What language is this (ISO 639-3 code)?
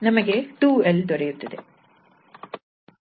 kan